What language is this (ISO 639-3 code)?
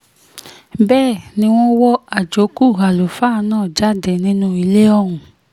yor